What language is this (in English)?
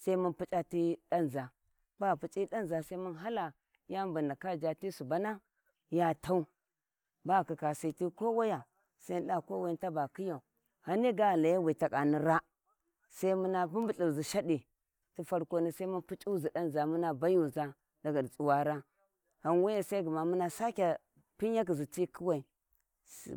Warji